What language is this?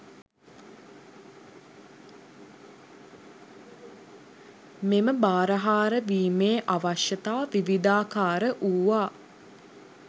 Sinhala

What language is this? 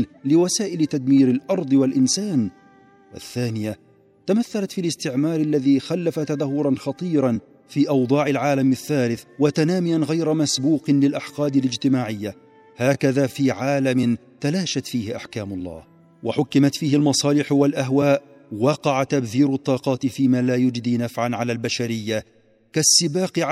Arabic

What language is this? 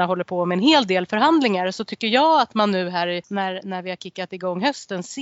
Swedish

